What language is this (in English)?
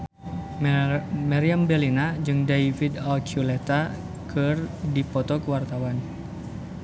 Sundanese